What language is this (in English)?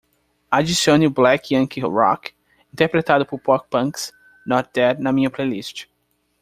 Portuguese